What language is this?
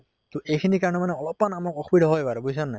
Assamese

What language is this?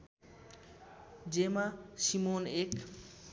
Nepali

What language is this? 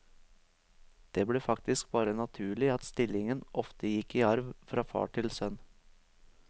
Norwegian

